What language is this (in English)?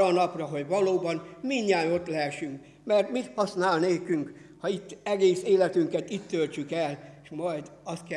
Hungarian